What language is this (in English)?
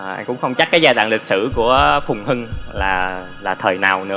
Vietnamese